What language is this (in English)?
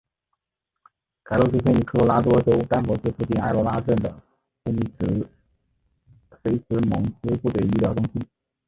Chinese